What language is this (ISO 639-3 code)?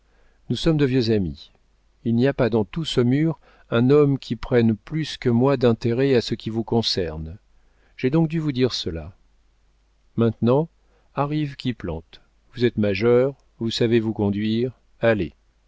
fra